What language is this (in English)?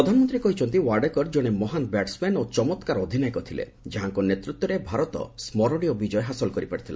Odia